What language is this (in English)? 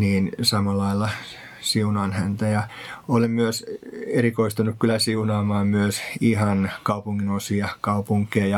Finnish